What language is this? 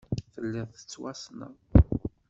Kabyle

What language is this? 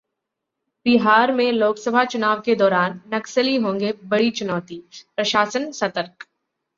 Hindi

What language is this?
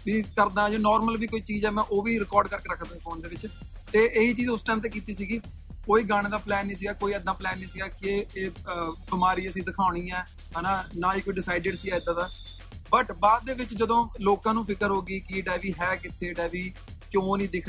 Punjabi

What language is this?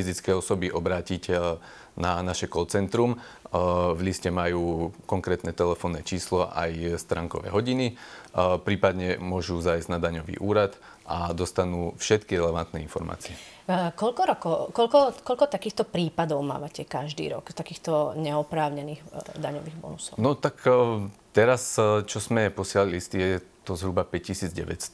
Slovak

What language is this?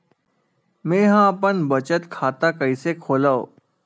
Chhattisgarhi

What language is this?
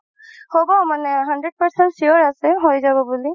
Assamese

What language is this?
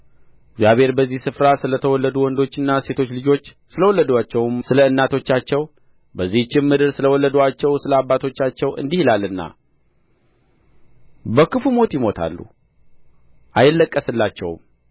Amharic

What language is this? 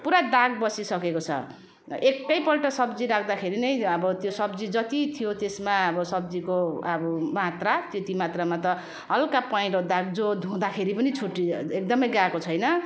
Nepali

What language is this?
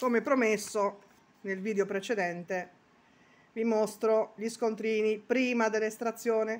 Italian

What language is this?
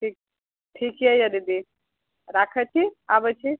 Maithili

